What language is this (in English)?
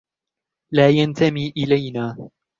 Arabic